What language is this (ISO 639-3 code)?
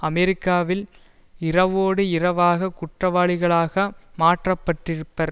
tam